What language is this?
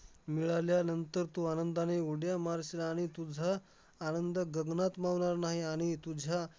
Marathi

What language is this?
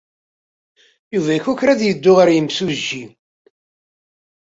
Kabyle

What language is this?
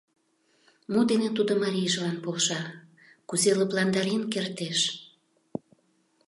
Mari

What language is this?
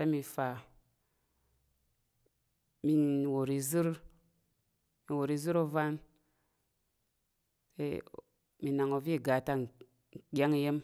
Tarok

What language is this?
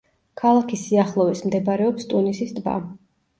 Georgian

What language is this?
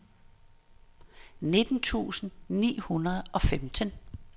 Danish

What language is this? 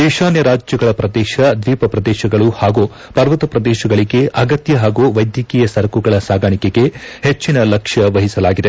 Kannada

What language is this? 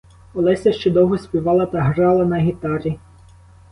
Ukrainian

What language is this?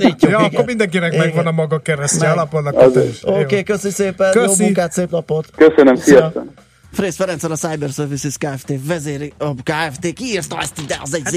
Hungarian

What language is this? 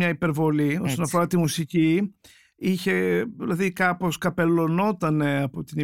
Greek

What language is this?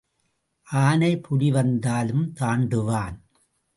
Tamil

